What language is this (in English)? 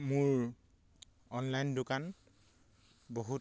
Assamese